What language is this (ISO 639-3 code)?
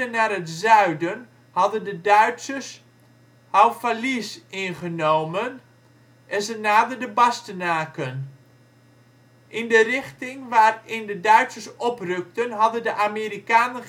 nld